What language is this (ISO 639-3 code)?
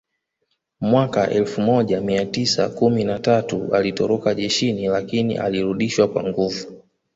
swa